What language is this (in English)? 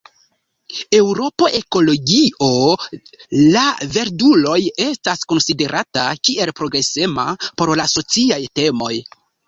Esperanto